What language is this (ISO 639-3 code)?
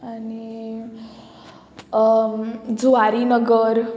kok